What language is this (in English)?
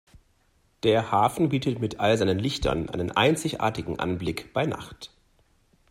German